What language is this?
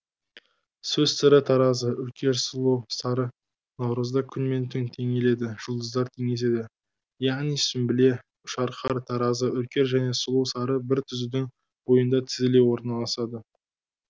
Kazakh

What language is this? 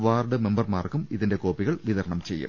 Malayalam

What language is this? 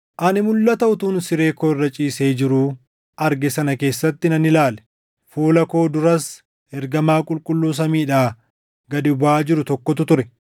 Oromo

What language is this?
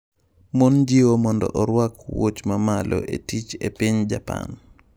Luo (Kenya and Tanzania)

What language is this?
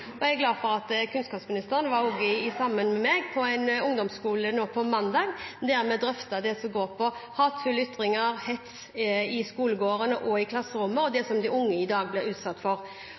Norwegian Bokmål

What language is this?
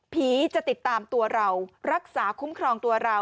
Thai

